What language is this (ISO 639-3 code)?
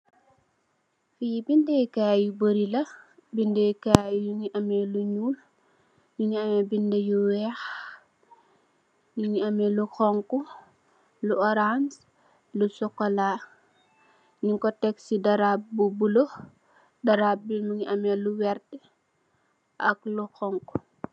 wol